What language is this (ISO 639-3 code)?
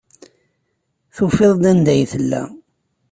kab